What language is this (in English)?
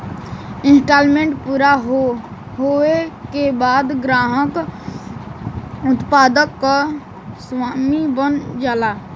Bhojpuri